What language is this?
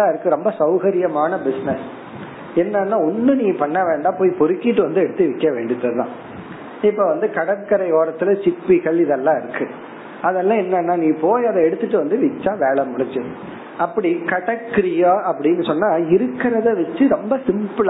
Tamil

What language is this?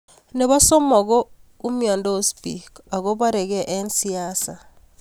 Kalenjin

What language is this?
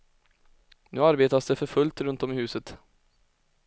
Swedish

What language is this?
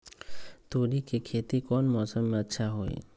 Magahi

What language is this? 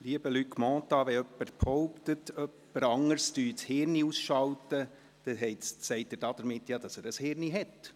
Swiss German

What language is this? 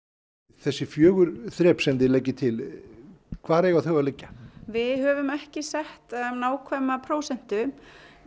Icelandic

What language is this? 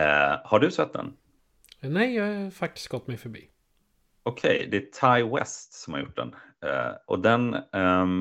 Swedish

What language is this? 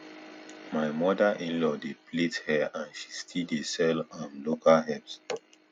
Nigerian Pidgin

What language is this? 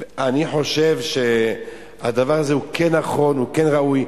Hebrew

